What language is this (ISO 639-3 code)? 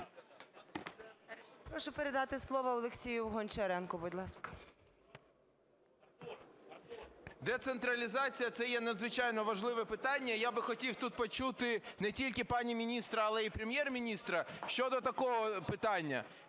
ukr